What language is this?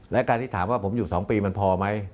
Thai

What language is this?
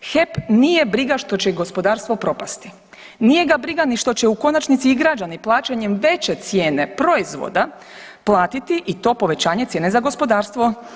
Croatian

